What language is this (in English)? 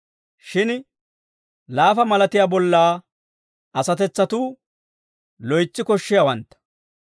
Dawro